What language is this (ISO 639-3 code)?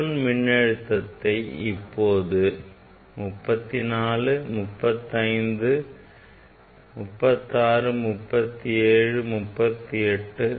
tam